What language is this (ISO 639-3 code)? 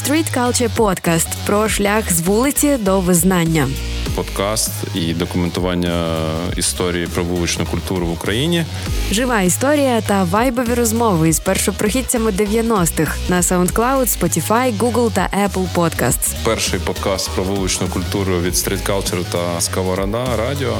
ukr